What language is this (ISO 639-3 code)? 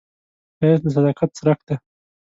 pus